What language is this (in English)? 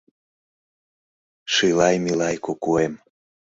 Mari